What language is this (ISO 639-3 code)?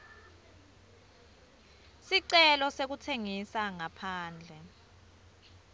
ssw